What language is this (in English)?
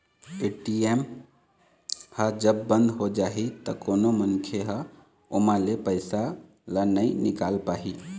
Chhattisgarhi